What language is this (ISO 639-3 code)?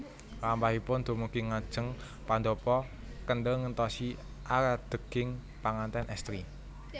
jav